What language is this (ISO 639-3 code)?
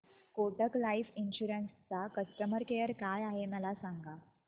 mar